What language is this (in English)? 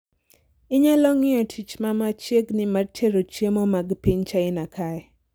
Luo (Kenya and Tanzania)